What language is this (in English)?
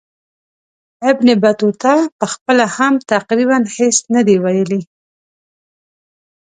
Pashto